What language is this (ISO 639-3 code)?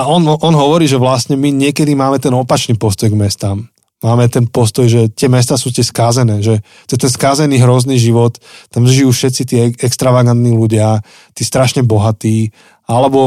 slk